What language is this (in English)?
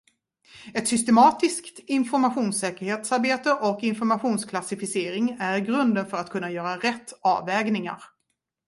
Swedish